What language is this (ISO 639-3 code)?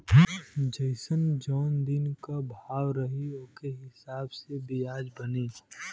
bho